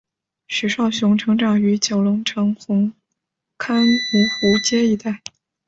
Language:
Chinese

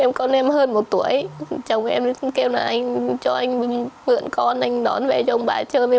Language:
Vietnamese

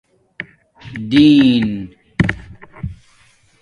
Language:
Domaaki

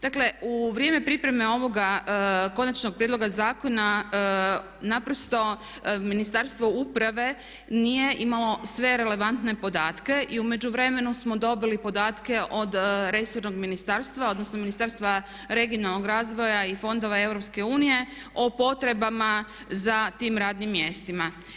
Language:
Croatian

